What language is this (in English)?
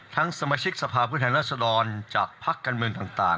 Thai